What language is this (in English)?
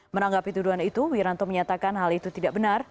Indonesian